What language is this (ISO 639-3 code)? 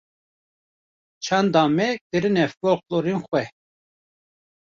kur